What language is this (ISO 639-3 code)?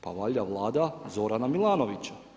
hrv